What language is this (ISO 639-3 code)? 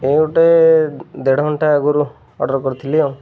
ori